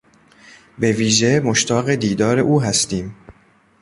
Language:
Persian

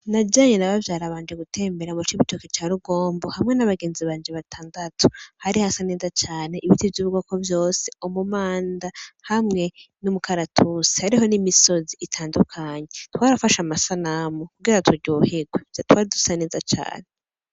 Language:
Rundi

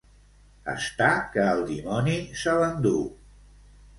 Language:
Catalan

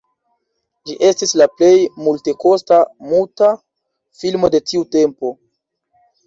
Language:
Esperanto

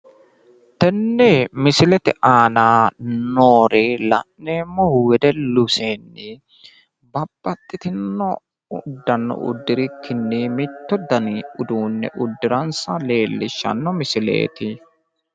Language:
Sidamo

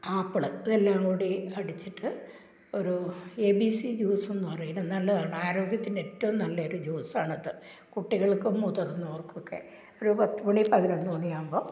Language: Malayalam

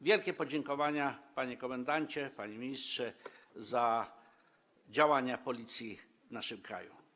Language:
Polish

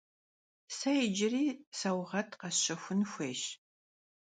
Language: Kabardian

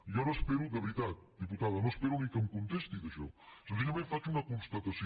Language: Catalan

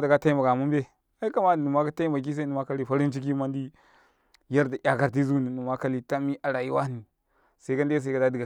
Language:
Karekare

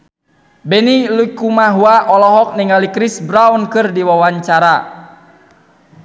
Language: Sundanese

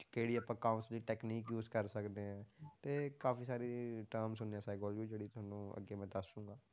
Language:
Punjabi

